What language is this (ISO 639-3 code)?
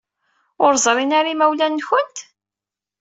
kab